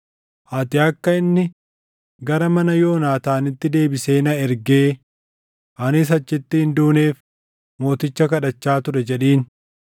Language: Oromo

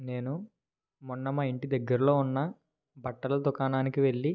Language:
Telugu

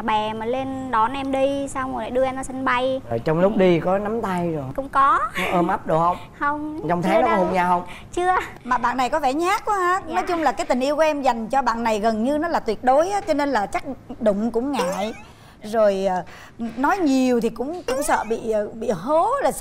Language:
Vietnamese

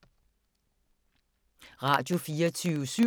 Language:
Danish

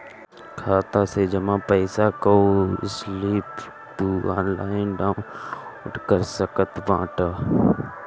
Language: Bhojpuri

